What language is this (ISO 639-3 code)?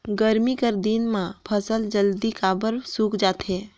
hne